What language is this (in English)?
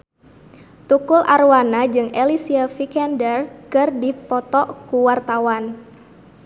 Sundanese